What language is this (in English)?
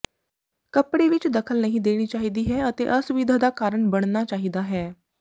Punjabi